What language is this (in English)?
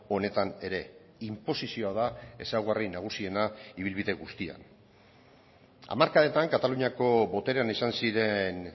Basque